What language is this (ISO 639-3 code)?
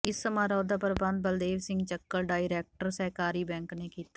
pan